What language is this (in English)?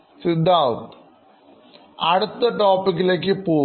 Malayalam